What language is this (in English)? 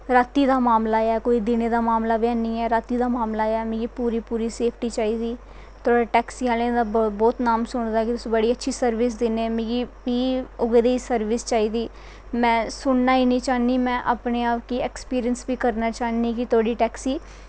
Dogri